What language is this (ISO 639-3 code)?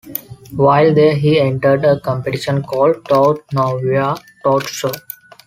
eng